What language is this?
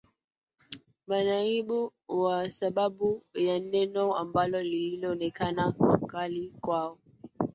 Swahili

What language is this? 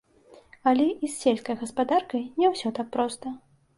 Belarusian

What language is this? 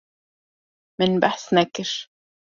Kurdish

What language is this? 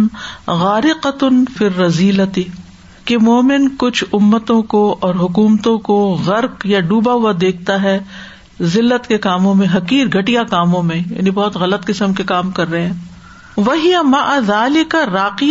Urdu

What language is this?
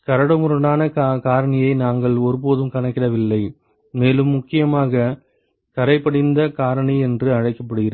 Tamil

